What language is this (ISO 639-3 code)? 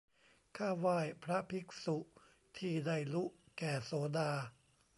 tha